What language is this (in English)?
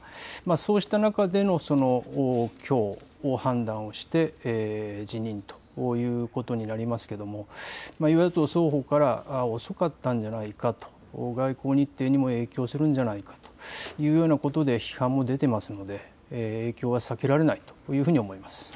Japanese